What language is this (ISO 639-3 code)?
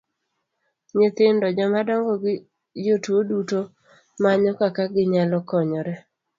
luo